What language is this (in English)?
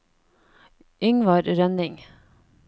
Norwegian